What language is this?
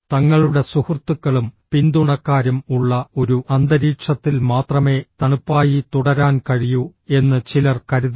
Malayalam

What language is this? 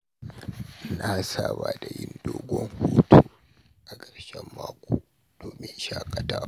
Hausa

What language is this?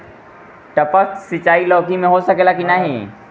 Bhojpuri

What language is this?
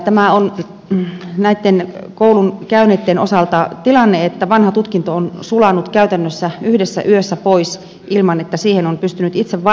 Finnish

